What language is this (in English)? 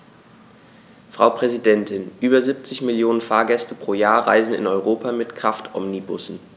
German